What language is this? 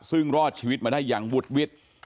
Thai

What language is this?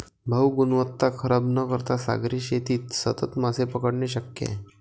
Marathi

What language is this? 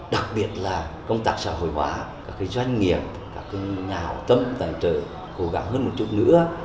Vietnamese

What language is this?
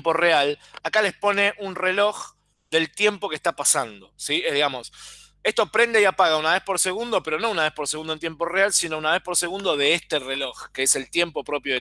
Spanish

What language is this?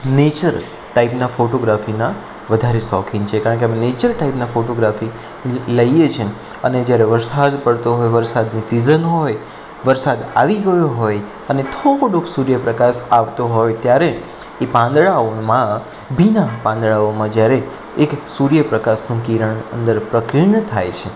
Gujarati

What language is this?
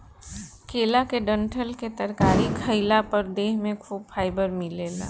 Bhojpuri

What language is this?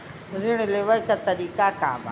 Bhojpuri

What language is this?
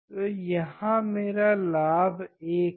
Hindi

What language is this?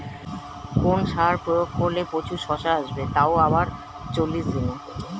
Bangla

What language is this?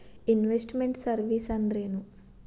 Kannada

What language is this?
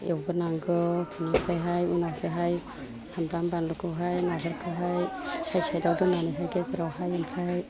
Bodo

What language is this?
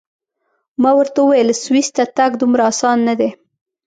Pashto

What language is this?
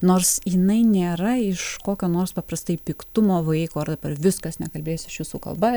Lithuanian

